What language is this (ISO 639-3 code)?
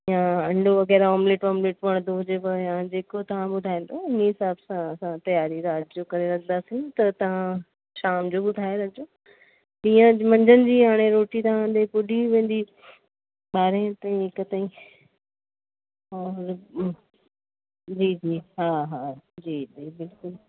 snd